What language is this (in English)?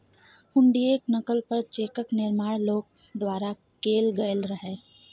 Maithili